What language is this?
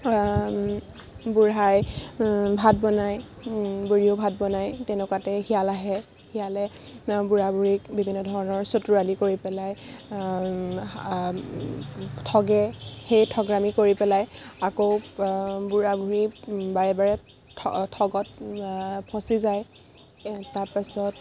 Assamese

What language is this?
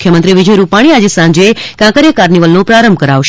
Gujarati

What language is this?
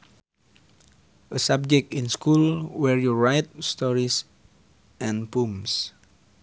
Sundanese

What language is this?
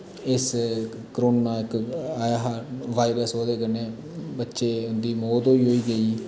Dogri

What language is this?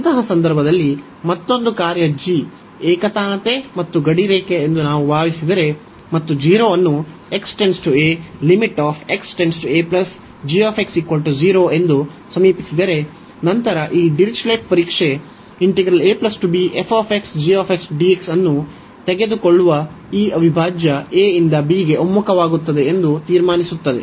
Kannada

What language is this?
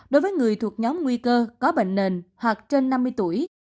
Vietnamese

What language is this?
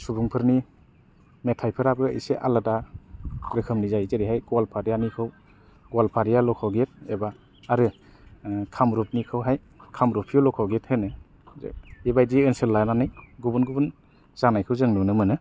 Bodo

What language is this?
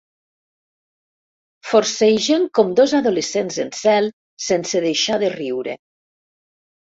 Catalan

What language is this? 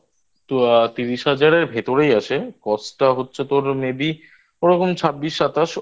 Bangla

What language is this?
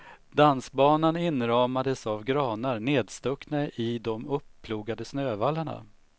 Swedish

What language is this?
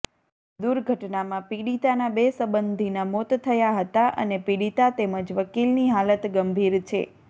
Gujarati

